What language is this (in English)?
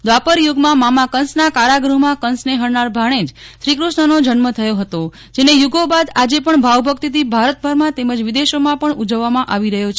Gujarati